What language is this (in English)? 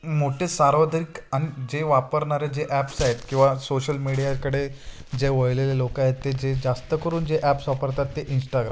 Marathi